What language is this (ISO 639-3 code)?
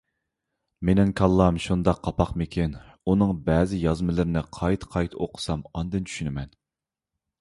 uig